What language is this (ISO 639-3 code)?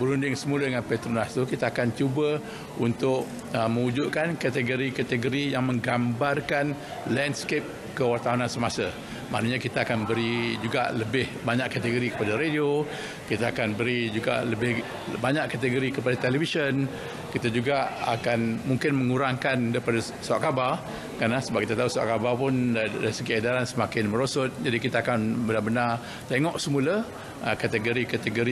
msa